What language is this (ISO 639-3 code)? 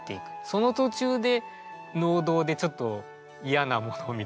jpn